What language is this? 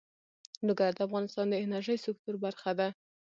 Pashto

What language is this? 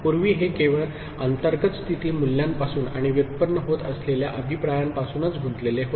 Marathi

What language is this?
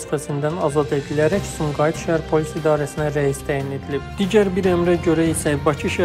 Turkish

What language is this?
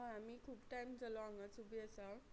Konkani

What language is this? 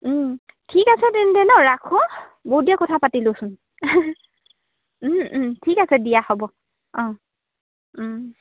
Assamese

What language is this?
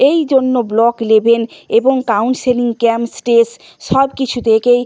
Bangla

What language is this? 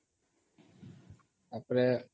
Odia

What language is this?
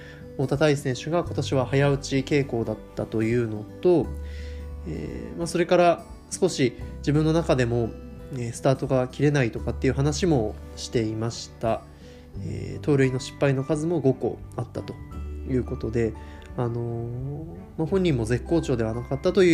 Japanese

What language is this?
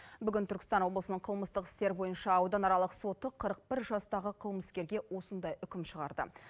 Kazakh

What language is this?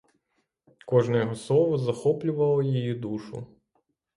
Ukrainian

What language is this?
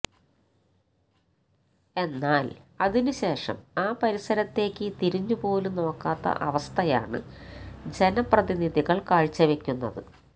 Malayalam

